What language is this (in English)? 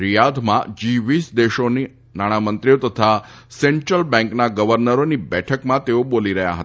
Gujarati